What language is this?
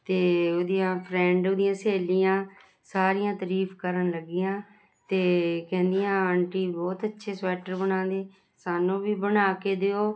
Punjabi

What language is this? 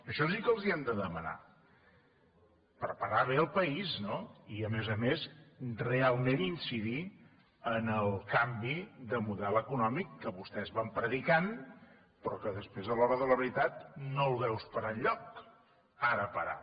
Catalan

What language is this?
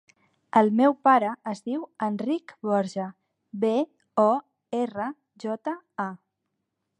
Catalan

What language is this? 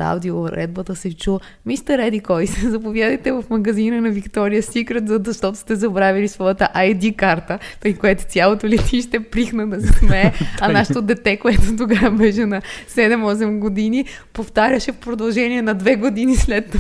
Bulgarian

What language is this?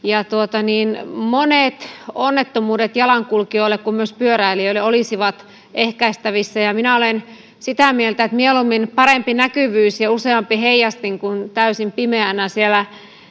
Finnish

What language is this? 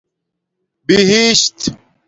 Domaaki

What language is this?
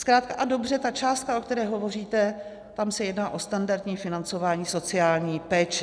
Czech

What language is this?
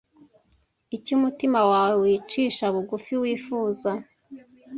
Kinyarwanda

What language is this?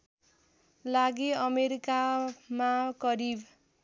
Nepali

